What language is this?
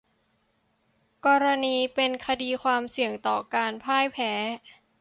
Thai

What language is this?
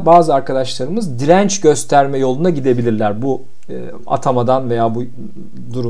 Turkish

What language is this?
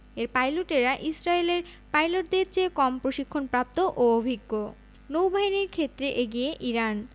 Bangla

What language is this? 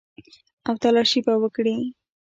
Pashto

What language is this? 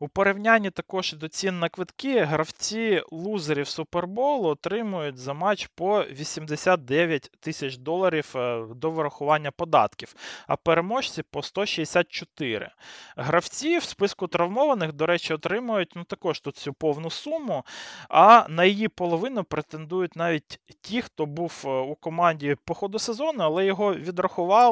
Ukrainian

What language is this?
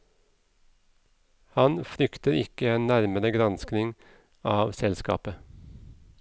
Norwegian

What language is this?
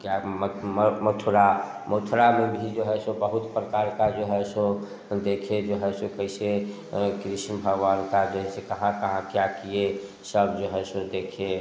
Hindi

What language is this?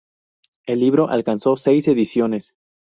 Spanish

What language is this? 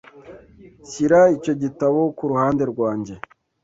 Kinyarwanda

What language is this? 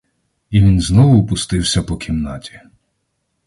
Ukrainian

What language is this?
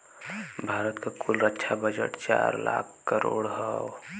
Bhojpuri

